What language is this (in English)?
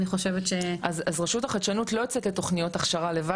Hebrew